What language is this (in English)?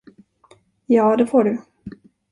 Swedish